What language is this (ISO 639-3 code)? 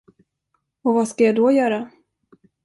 swe